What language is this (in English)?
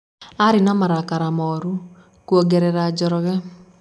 Kikuyu